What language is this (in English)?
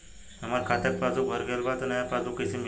Bhojpuri